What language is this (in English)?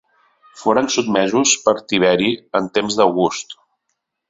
Catalan